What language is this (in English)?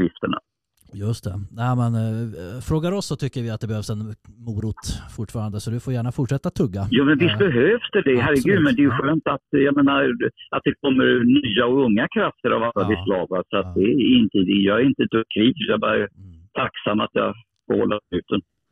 Swedish